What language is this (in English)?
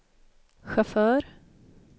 Swedish